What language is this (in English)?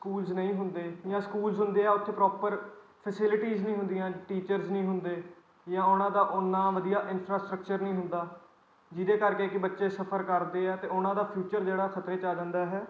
Punjabi